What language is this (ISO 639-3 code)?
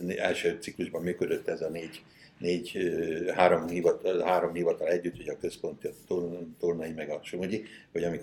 hun